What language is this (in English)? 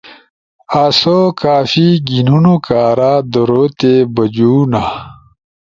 Ushojo